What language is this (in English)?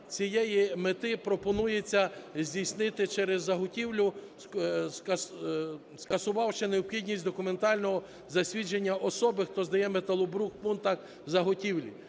Ukrainian